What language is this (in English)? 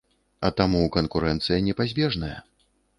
Belarusian